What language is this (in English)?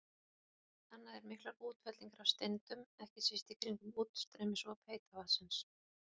Icelandic